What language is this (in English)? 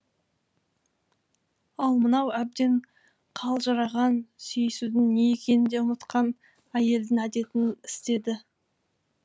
Kazakh